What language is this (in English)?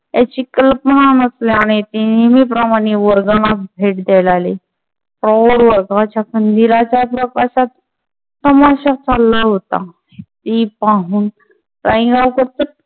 Marathi